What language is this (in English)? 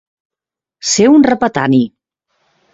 Catalan